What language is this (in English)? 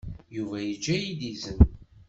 Kabyle